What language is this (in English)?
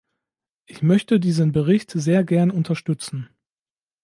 German